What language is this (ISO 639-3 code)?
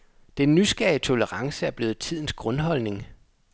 dan